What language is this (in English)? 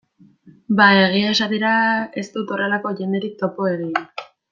Basque